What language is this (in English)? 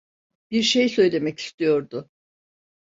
Turkish